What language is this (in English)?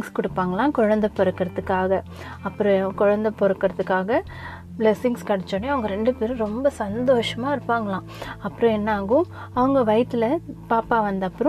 Tamil